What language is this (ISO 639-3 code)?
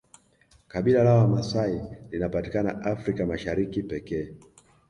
swa